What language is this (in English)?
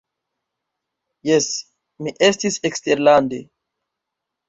Esperanto